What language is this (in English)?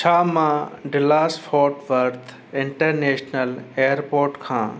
Sindhi